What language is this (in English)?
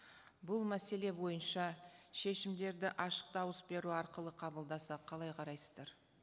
Kazakh